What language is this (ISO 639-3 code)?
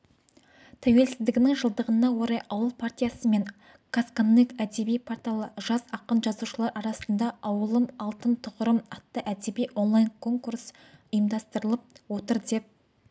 kaz